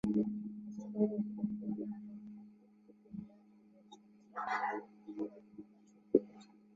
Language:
Chinese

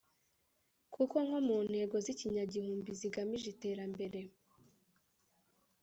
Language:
Kinyarwanda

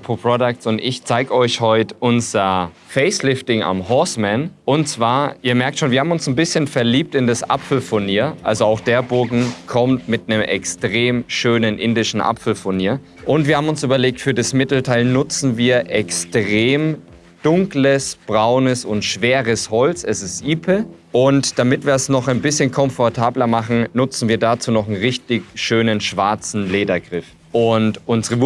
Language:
German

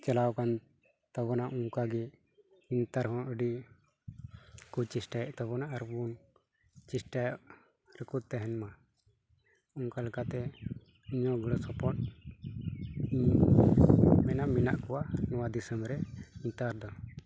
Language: Santali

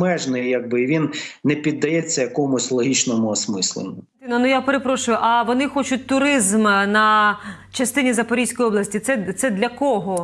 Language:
Ukrainian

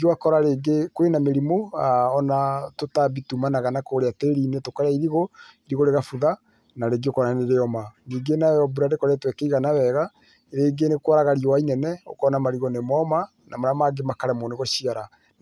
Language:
Kikuyu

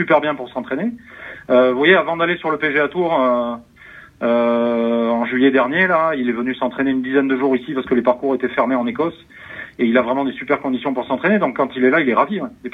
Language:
French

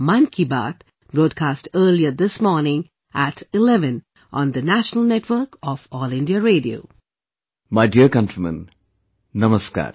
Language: English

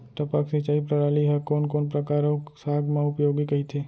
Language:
Chhattisgarhi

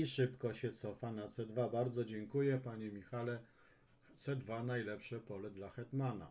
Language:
Polish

